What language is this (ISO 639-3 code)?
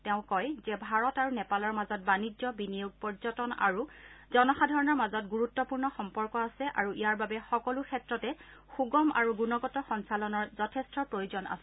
asm